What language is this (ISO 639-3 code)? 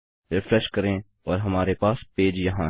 hin